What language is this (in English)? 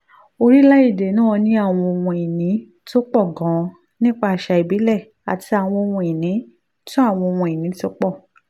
Yoruba